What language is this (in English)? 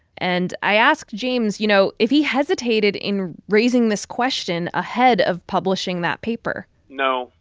English